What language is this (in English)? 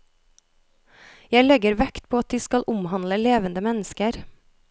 Norwegian